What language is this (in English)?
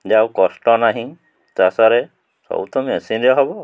Odia